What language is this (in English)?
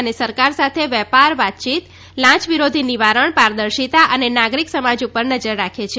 Gujarati